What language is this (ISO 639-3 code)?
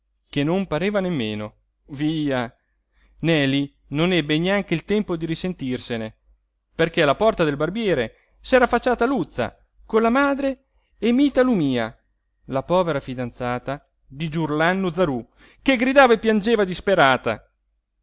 ita